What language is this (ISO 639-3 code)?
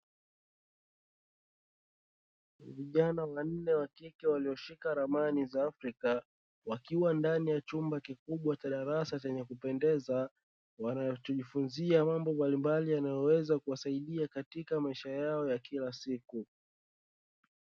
swa